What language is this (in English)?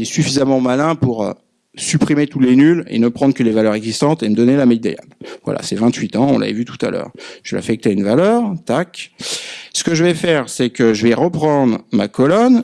French